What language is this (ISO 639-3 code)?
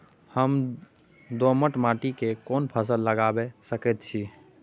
mai